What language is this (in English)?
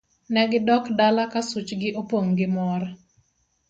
Luo (Kenya and Tanzania)